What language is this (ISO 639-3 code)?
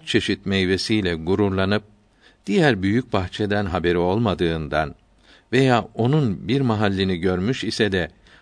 tur